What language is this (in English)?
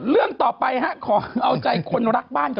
Thai